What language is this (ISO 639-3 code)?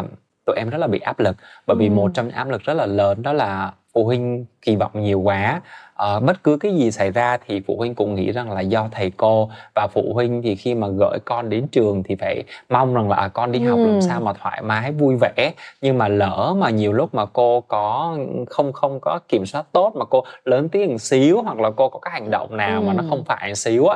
vie